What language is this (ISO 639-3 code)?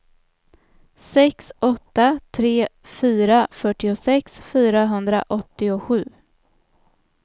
swe